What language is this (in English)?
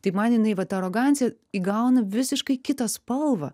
Lithuanian